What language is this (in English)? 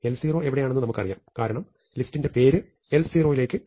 Malayalam